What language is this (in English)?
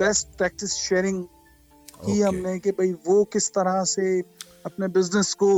Urdu